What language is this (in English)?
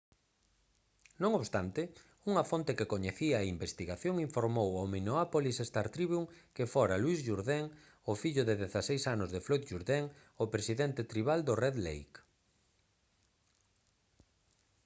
Galician